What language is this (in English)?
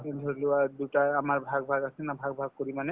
Assamese